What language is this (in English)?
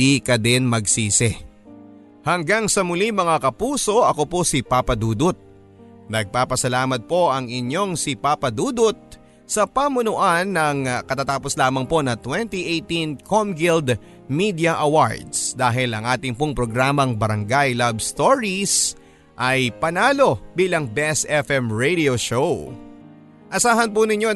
Filipino